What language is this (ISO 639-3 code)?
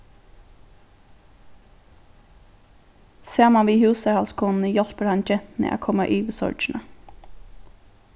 fao